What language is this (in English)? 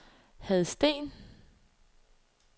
Danish